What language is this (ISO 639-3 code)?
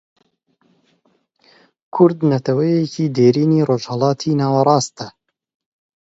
ckb